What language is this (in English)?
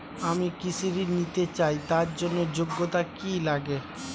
Bangla